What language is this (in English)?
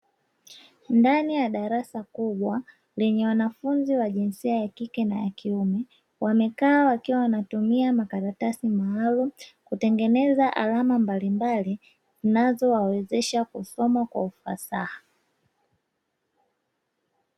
Swahili